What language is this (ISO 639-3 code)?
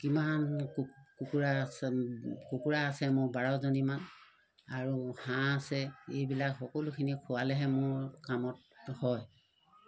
asm